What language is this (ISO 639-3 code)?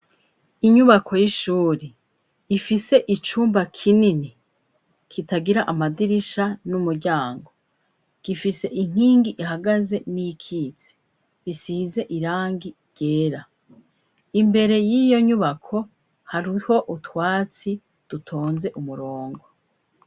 run